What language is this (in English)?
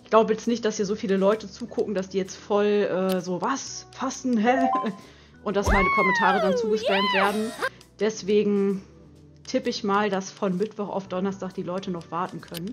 German